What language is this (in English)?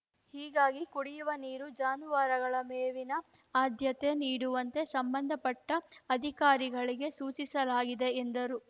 Kannada